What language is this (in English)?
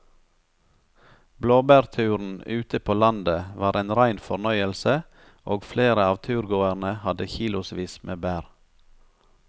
Norwegian